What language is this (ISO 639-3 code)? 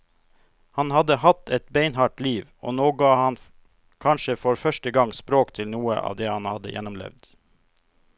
nor